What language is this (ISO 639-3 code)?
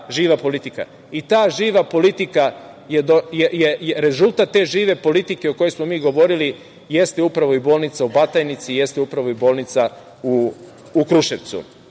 srp